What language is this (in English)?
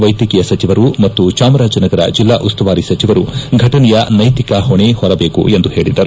Kannada